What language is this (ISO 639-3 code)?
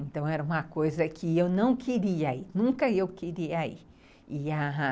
por